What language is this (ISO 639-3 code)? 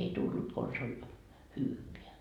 fin